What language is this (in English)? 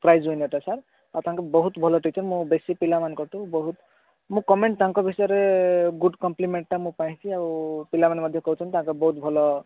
Odia